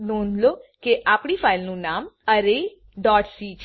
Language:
Gujarati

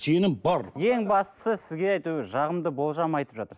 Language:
Kazakh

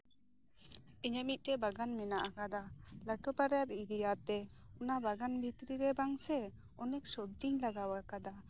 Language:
Santali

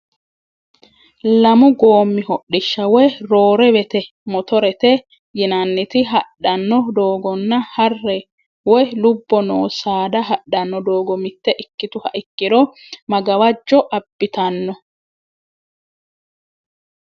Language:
Sidamo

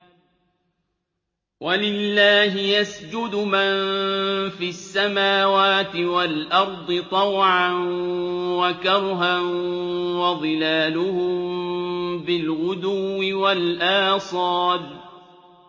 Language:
Arabic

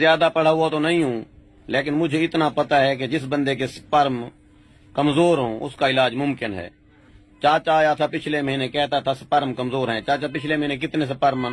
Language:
Punjabi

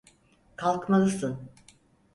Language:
Turkish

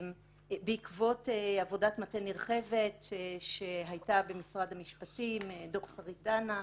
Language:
Hebrew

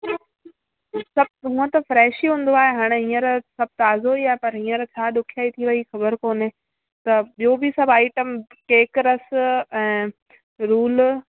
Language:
Sindhi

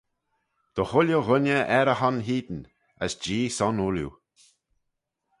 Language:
Manx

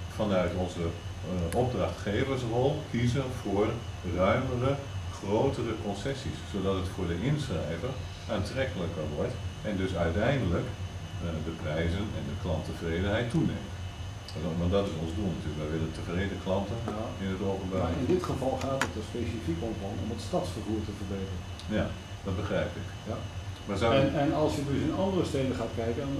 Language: Dutch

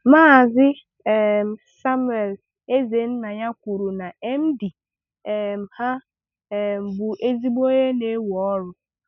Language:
Igbo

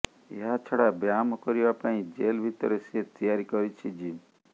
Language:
Odia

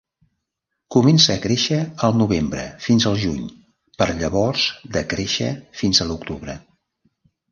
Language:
Catalan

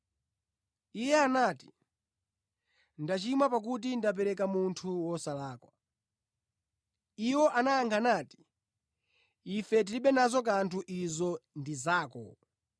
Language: Nyanja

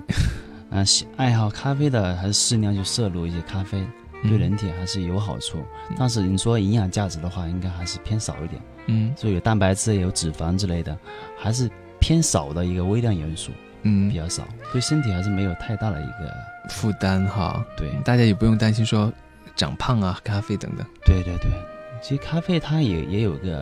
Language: Chinese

